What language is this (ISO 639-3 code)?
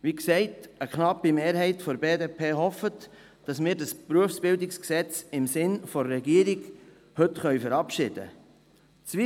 gsw